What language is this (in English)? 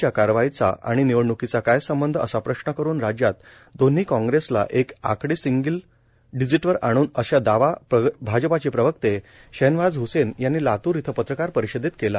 Marathi